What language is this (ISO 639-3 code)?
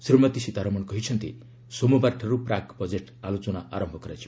ori